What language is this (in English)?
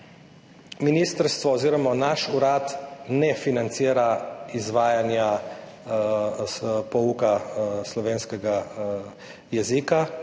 Slovenian